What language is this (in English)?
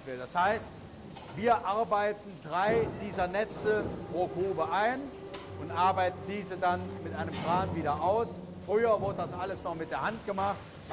German